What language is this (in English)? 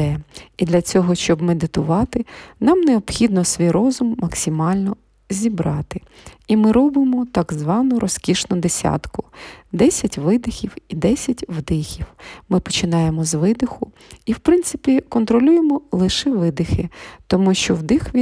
Ukrainian